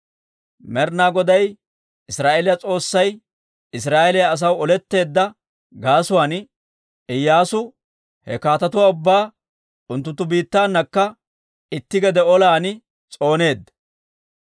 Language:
Dawro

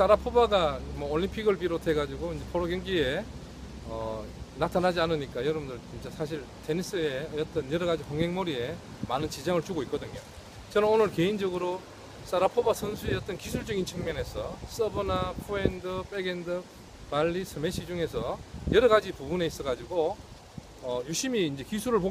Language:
Korean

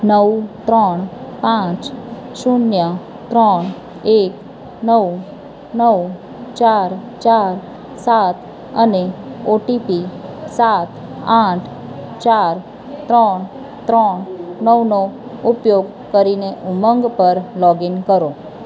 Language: Gujarati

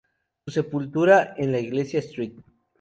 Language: Spanish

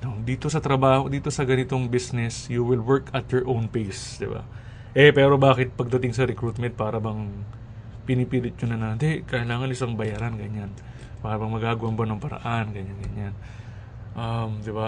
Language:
Filipino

